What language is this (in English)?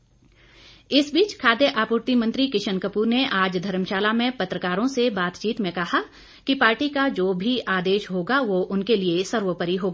Hindi